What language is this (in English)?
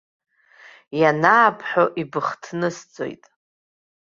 Abkhazian